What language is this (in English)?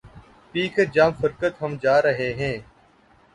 Urdu